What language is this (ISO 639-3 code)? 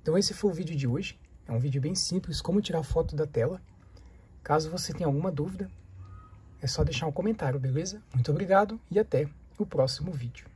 por